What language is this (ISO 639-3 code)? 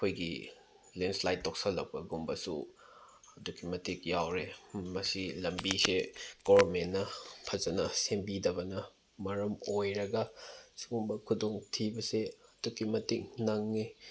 mni